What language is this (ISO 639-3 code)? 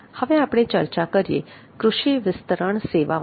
guj